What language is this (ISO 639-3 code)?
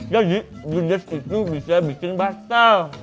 ind